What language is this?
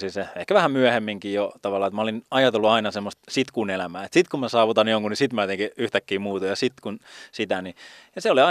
Finnish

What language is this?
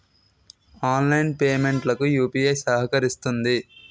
Telugu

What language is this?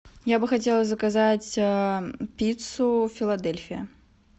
Russian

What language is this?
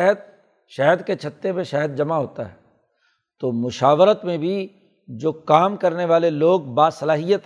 Urdu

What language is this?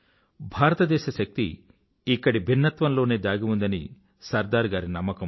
Telugu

